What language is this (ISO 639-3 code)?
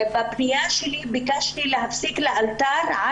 heb